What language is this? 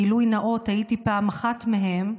Hebrew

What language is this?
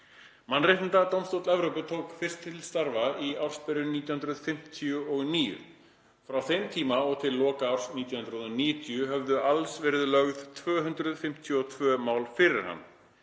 Icelandic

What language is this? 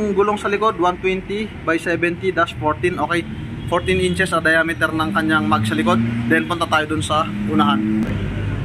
Filipino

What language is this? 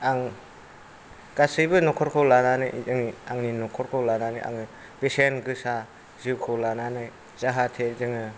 Bodo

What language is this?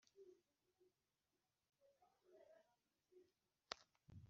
Kinyarwanda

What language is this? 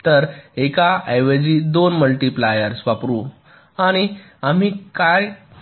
Marathi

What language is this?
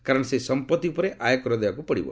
Odia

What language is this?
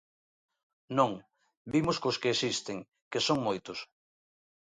Galician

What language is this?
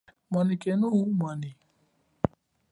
Chokwe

